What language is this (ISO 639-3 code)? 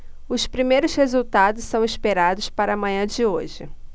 por